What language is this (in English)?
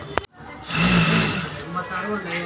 Kannada